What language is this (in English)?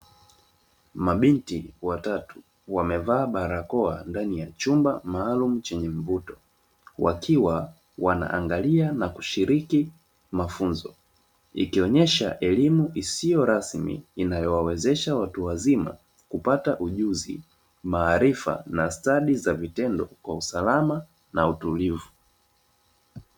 Swahili